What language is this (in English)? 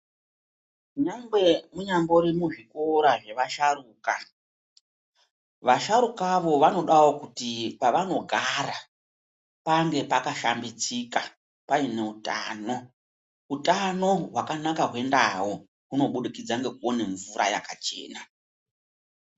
Ndau